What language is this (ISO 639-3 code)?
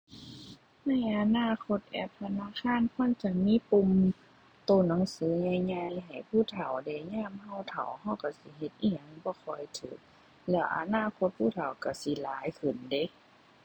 tha